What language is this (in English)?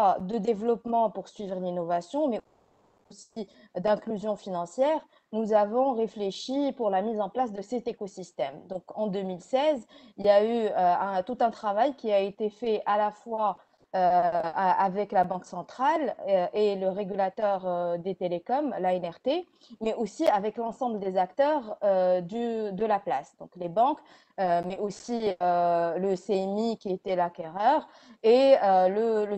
French